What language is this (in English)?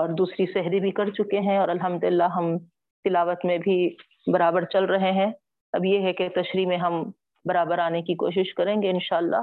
Urdu